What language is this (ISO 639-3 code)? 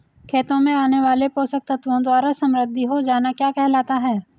hin